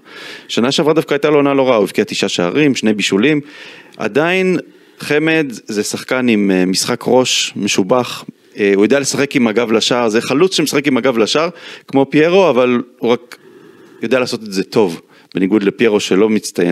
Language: Hebrew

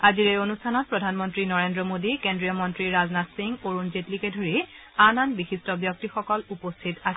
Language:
Assamese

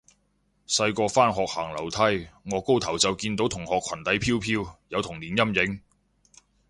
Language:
Cantonese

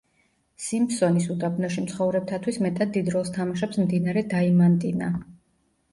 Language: Georgian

